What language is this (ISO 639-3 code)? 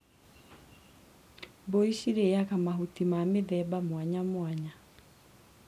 kik